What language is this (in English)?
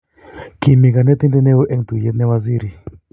Kalenjin